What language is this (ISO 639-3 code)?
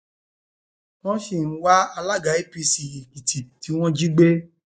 yor